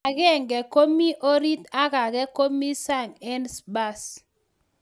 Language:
Kalenjin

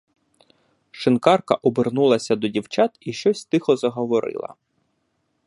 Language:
Ukrainian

